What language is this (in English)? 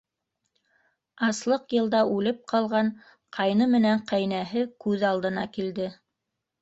Bashkir